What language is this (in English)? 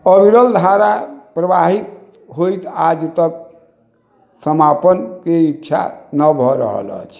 Maithili